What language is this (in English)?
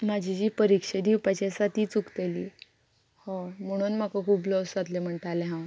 Konkani